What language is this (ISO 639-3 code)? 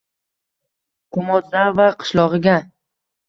uzb